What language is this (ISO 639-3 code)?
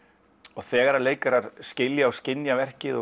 isl